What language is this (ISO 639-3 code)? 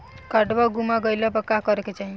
bho